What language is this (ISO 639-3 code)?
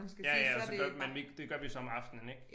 dan